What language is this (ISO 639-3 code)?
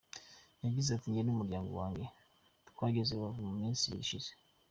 kin